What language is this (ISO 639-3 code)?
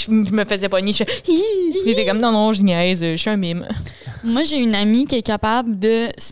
fra